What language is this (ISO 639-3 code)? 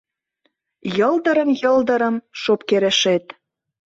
chm